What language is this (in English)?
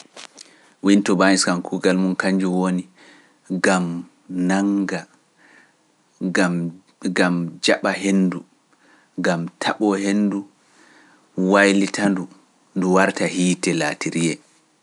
Pular